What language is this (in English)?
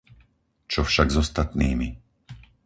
Slovak